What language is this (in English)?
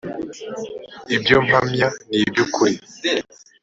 Kinyarwanda